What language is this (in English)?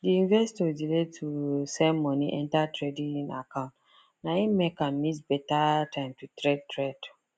Nigerian Pidgin